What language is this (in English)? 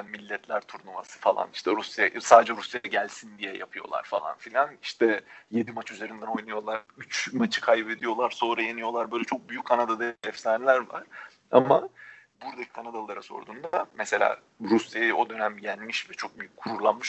Turkish